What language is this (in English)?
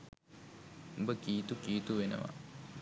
Sinhala